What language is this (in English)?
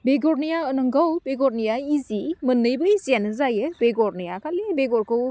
Bodo